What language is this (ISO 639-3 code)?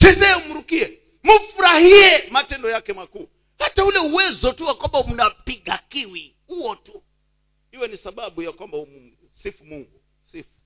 swa